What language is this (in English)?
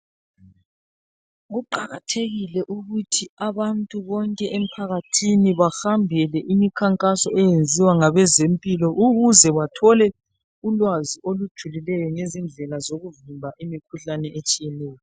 North Ndebele